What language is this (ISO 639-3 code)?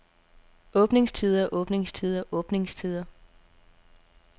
dan